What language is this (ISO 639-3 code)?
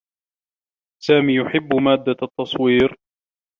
ara